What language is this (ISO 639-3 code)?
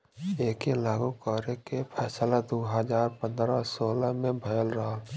bho